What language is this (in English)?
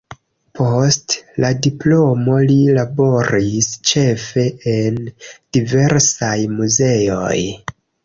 Esperanto